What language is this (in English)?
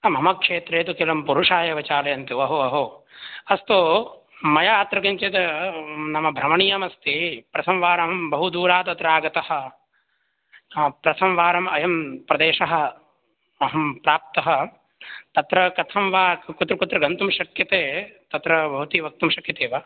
Sanskrit